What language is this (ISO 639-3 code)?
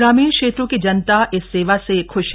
hin